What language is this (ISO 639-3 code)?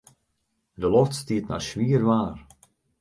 fry